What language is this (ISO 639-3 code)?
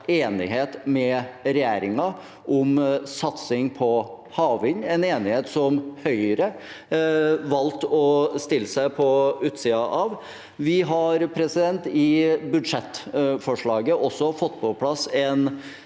nor